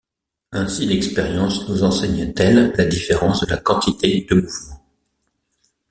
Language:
French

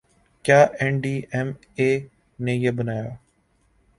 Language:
Urdu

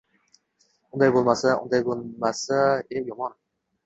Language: Uzbek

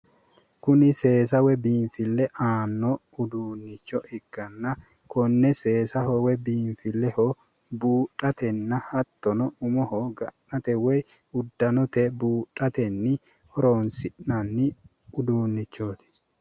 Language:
Sidamo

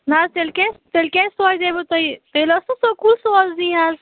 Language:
Kashmiri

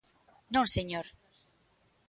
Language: Galician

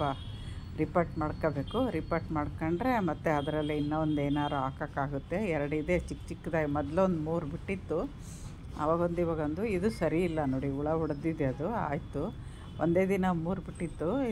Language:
Kannada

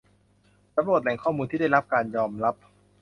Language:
Thai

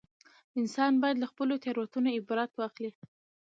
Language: Pashto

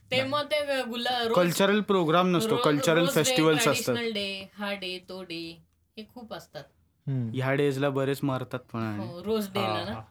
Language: Marathi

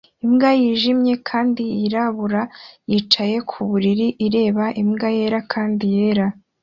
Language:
Kinyarwanda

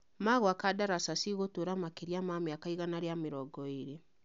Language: Kikuyu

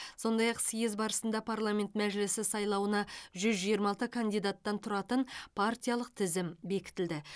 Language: Kazakh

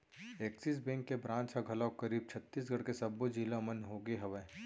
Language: Chhattisgarhi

